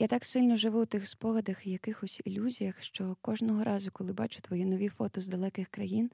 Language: Ukrainian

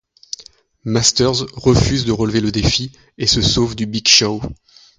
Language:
French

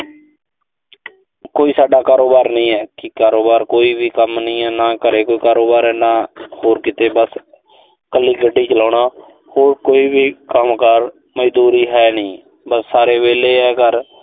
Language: Punjabi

